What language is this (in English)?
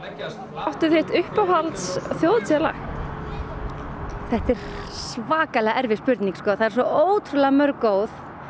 Icelandic